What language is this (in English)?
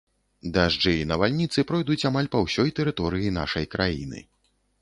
Belarusian